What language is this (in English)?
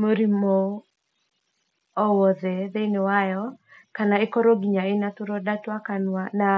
Kikuyu